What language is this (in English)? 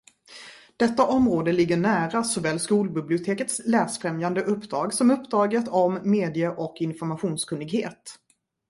Swedish